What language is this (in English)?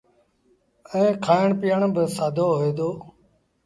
Sindhi Bhil